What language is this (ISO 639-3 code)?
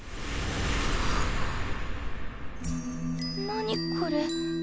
jpn